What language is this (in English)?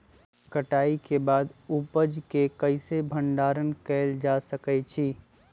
Magahi